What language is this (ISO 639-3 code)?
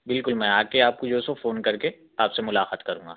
urd